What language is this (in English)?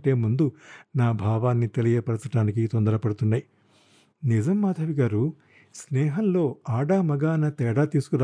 Telugu